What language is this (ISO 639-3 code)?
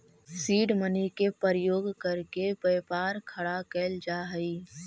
mag